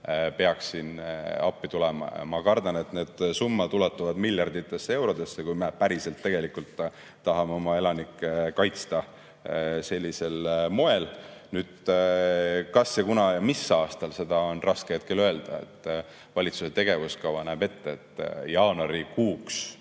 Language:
Estonian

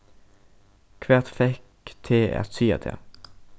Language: Faroese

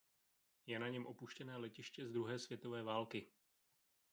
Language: Czech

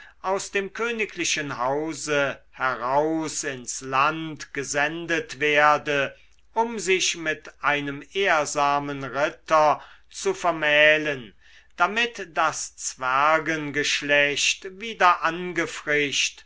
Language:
German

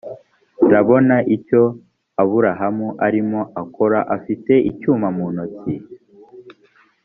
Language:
Kinyarwanda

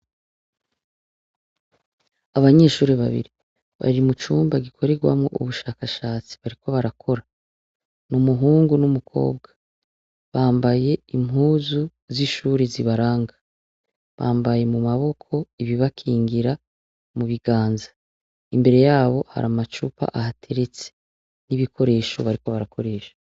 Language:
Rundi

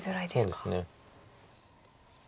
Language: Japanese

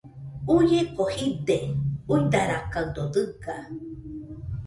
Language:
Nüpode Huitoto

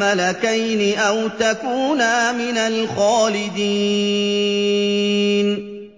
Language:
Arabic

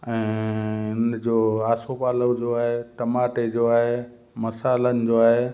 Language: Sindhi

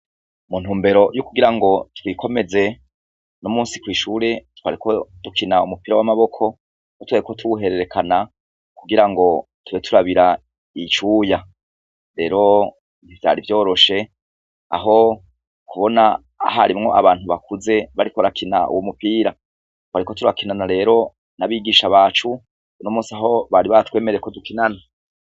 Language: Rundi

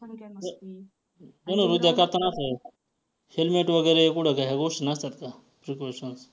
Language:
Marathi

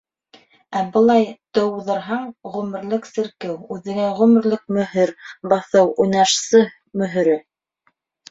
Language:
Bashkir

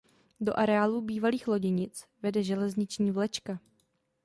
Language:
Czech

